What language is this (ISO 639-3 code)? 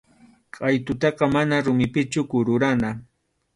qxu